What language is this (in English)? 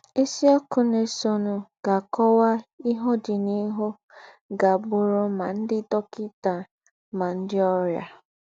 Igbo